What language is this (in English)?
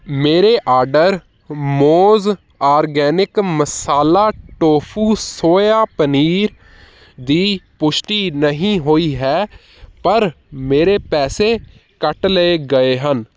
Punjabi